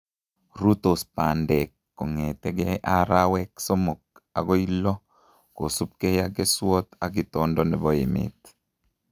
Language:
Kalenjin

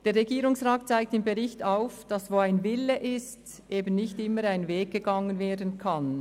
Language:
Swiss German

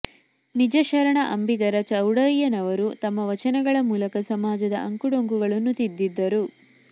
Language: Kannada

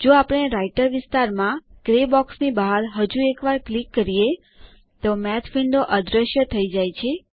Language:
Gujarati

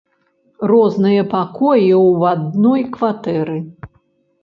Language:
Belarusian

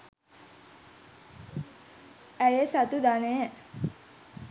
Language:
Sinhala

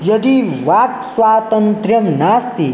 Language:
Sanskrit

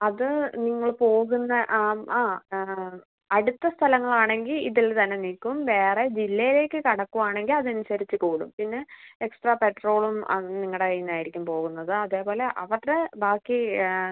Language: Malayalam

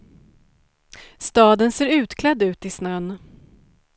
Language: Swedish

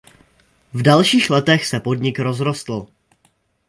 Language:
Czech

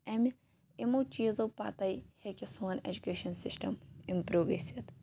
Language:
Kashmiri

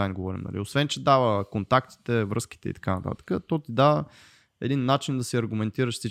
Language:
Bulgarian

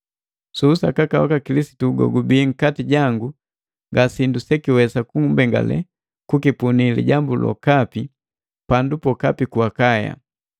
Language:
Matengo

